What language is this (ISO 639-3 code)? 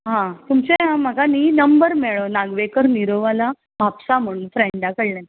kok